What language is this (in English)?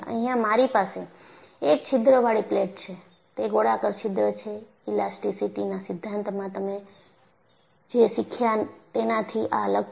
Gujarati